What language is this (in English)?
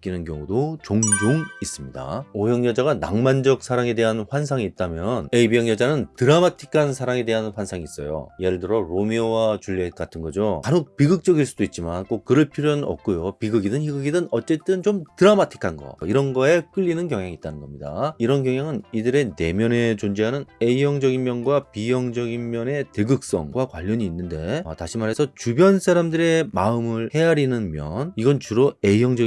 Korean